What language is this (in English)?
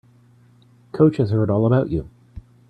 English